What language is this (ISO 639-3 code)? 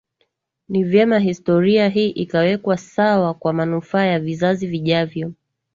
swa